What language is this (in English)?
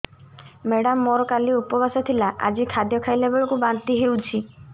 Odia